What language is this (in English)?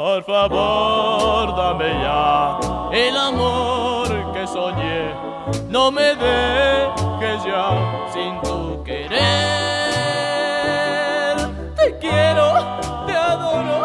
Romanian